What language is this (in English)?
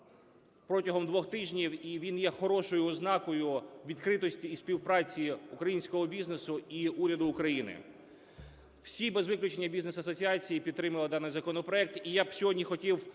Ukrainian